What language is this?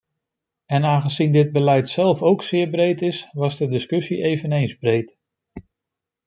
Dutch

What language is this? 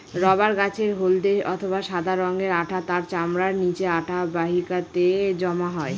Bangla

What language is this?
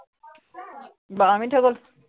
Assamese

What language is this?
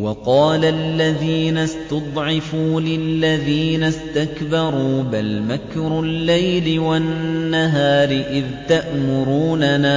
Arabic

